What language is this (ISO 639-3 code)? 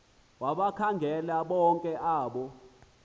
xho